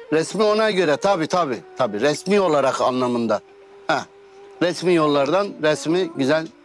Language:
Turkish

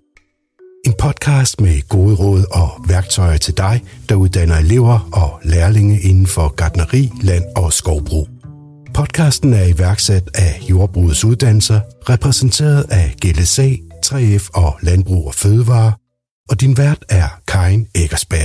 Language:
Danish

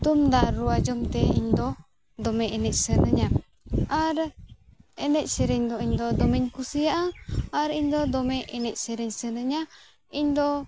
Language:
Santali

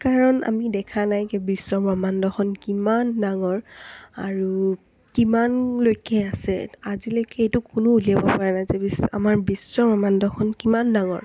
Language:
Assamese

